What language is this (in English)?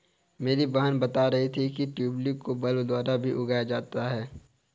Hindi